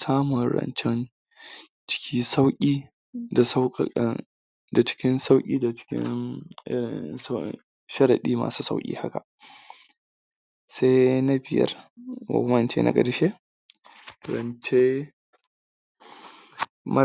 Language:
Hausa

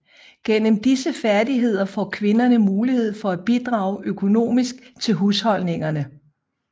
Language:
Danish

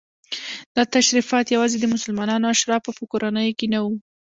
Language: Pashto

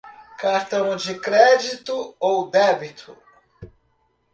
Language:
Portuguese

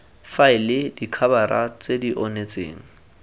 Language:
Tswana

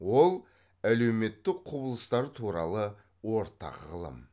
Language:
Kazakh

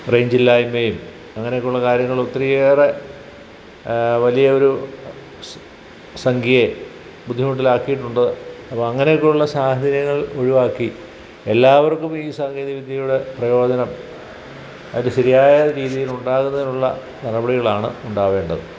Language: Malayalam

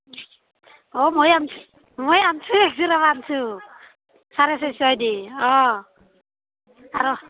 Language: Assamese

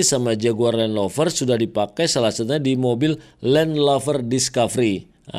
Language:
Indonesian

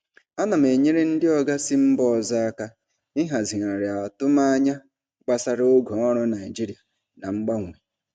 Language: Igbo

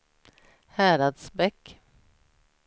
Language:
Swedish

